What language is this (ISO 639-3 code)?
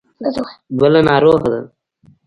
pus